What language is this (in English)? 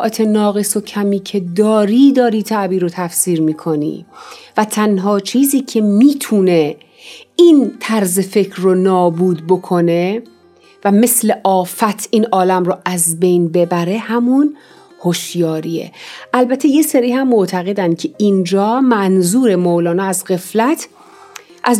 Persian